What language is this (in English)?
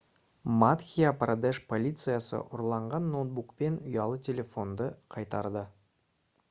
Kazakh